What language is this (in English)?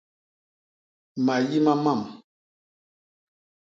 Basaa